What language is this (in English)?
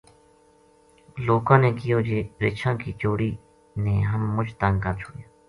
Gujari